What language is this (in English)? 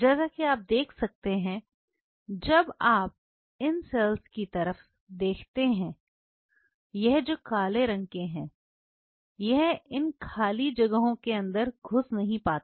Hindi